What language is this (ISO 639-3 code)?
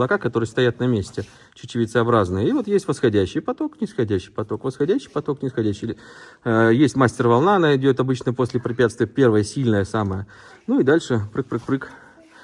rus